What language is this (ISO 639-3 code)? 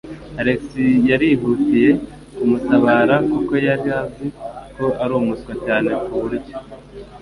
kin